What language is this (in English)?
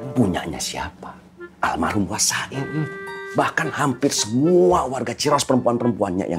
Indonesian